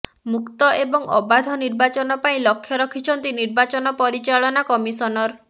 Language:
Odia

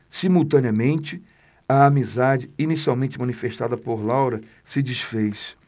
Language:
Portuguese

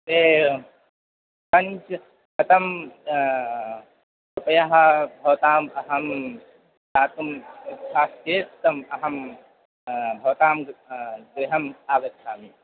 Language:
Sanskrit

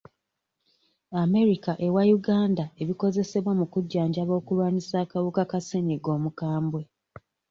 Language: Ganda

